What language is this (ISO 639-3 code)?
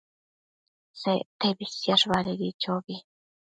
mcf